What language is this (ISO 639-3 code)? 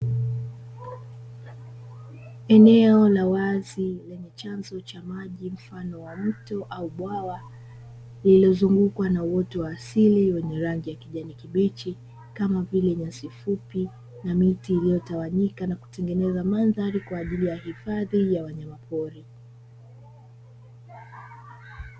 swa